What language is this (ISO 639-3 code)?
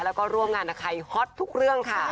tha